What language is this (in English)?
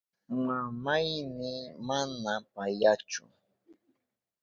Southern Pastaza Quechua